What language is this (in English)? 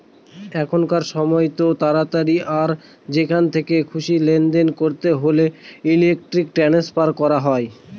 Bangla